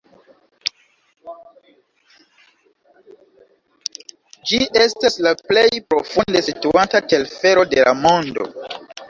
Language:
Esperanto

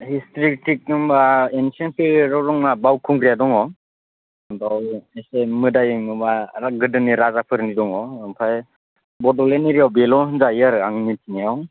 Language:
Bodo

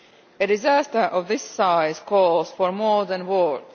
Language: English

